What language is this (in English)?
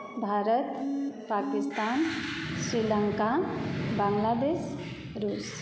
Maithili